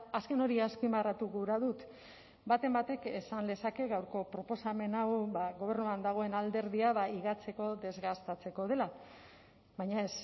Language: Basque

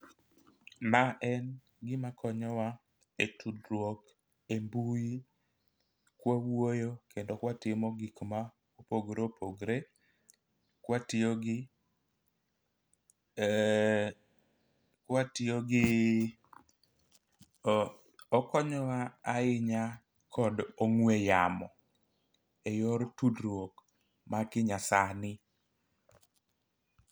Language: Luo (Kenya and Tanzania)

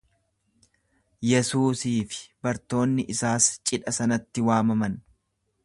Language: Oromo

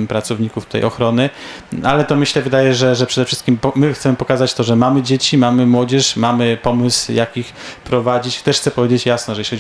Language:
Polish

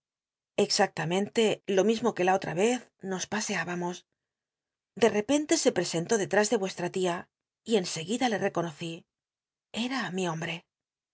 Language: Spanish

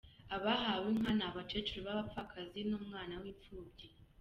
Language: Kinyarwanda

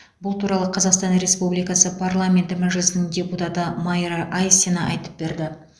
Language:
Kazakh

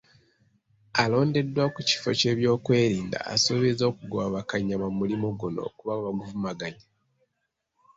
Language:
Ganda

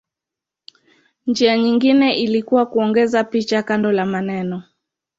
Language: Swahili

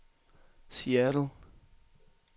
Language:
Danish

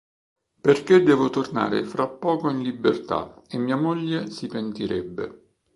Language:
Italian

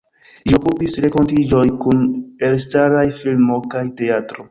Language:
Esperanto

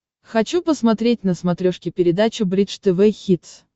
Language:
Russian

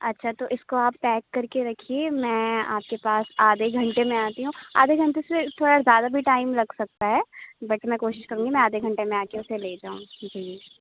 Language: Urdu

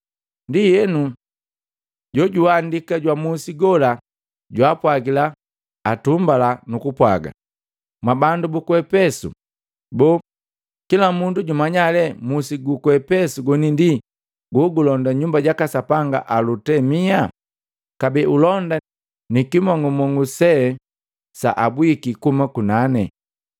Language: Matengo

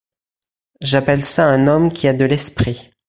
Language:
French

